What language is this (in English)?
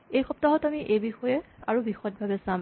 Assamese